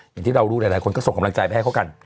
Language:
Thai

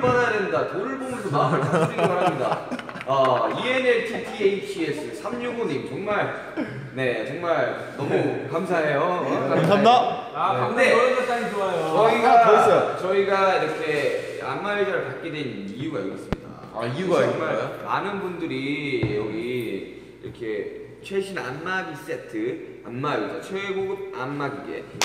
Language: Korean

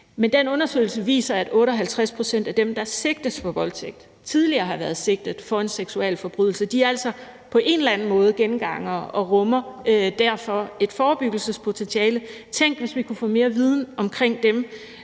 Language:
Danish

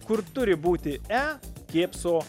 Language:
Lithuanian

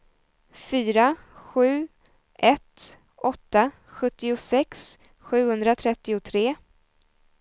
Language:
Swedish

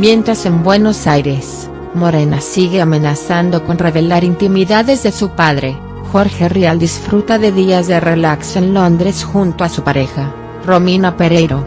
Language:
Spanish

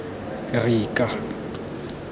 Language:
Tswana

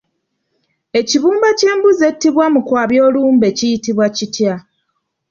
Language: Ganda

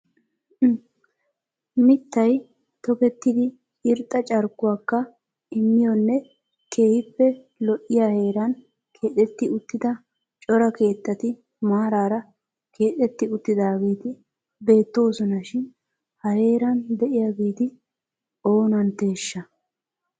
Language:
Wolaytta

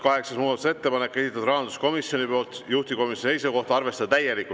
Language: Estonian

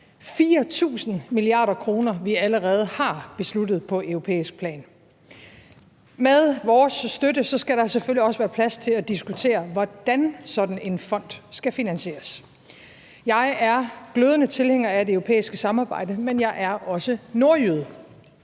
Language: Danish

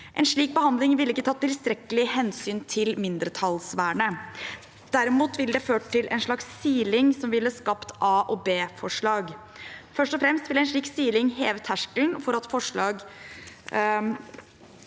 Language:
Norwegian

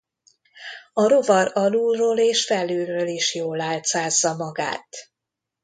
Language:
Hungarian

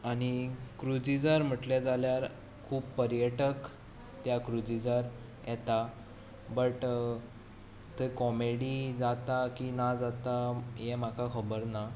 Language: Konkani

